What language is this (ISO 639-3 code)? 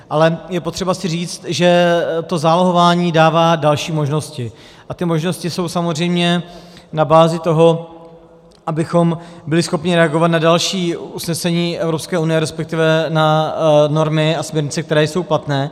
ces